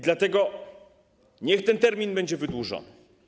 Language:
Polish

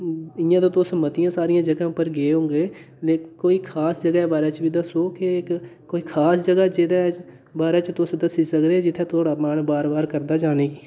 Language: Dogri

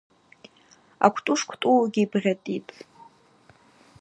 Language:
Abaza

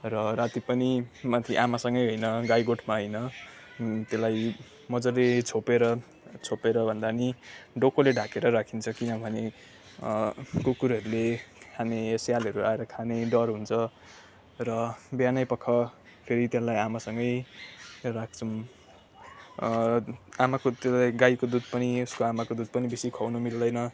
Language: Nepali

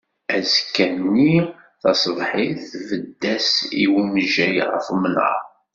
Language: Kabyle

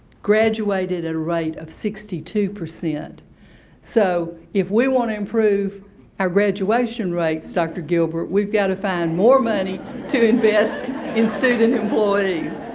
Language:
English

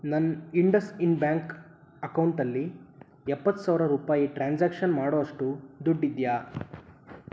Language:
Kannada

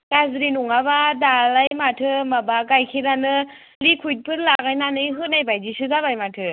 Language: Bodo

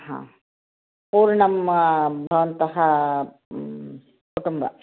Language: Sanskrit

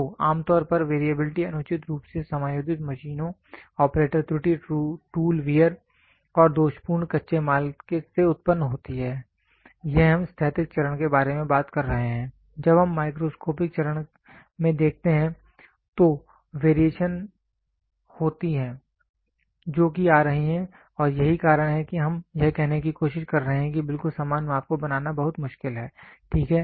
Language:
Hindi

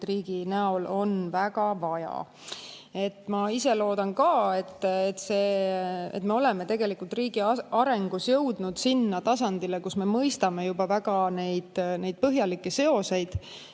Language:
Estonian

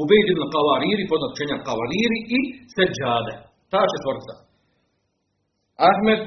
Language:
Croatian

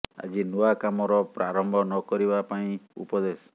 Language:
Odia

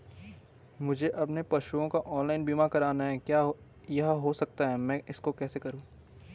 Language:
Hindi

